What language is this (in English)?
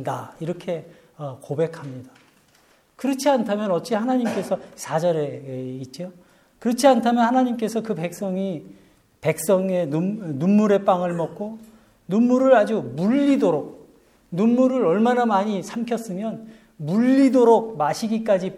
Korean